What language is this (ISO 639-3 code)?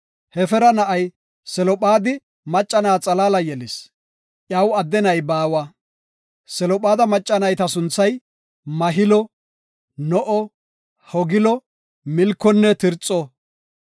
gof